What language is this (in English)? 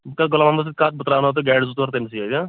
Kashmiri